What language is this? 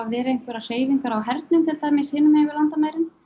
Icelandic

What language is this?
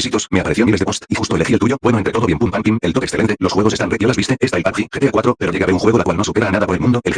Spanish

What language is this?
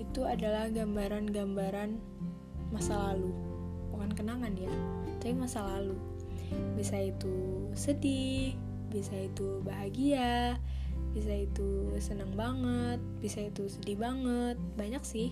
Indonesian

